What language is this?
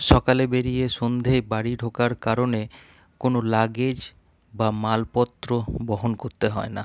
Bangla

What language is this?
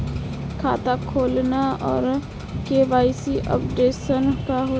Bhojpuri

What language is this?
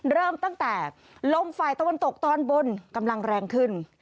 Thai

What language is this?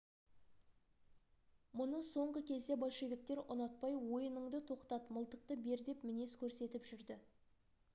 Kazakh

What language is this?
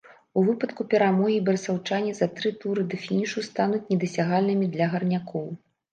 Belarusian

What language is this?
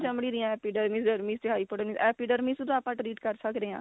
Punjabi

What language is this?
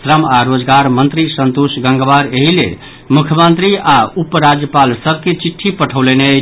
Maithili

